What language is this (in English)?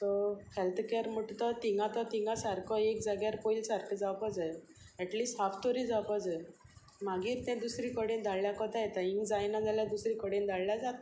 Konkani